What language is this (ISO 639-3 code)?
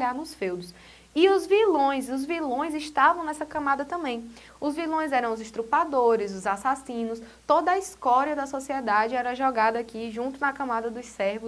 por